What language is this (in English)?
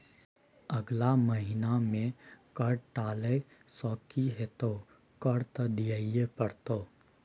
Maithili